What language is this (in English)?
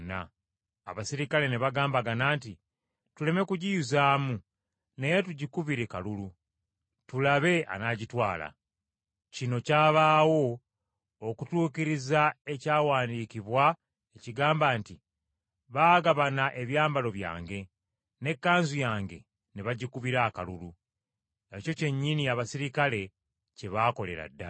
Ganda